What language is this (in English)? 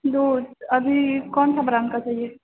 Maithili